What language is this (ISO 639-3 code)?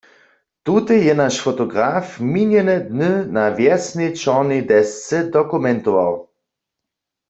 hsb